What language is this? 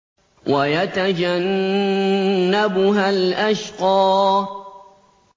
Arabic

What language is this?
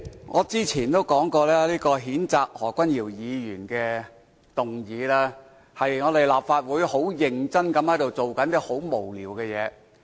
Cantonese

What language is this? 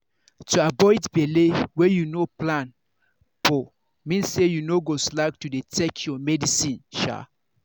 Nigerian Pidgin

